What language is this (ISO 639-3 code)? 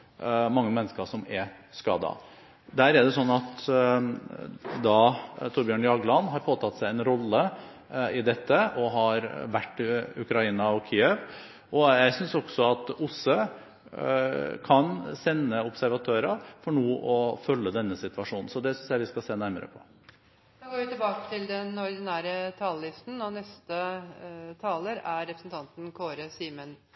nor